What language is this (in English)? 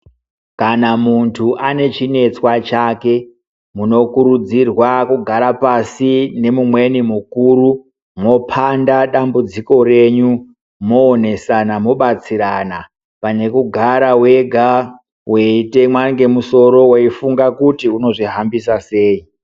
Ndau